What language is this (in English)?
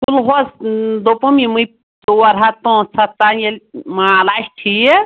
Kashmiri